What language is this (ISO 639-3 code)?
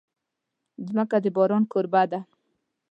pus